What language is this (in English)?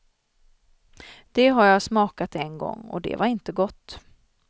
Swedish